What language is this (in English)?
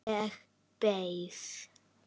Icelandic